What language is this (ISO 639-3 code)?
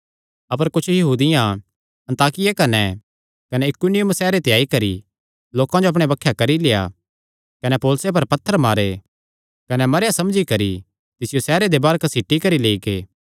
xnr